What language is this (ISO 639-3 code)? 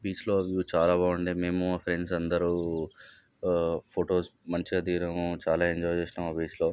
tel